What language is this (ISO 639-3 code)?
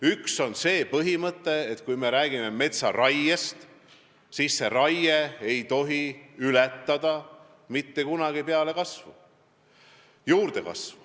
est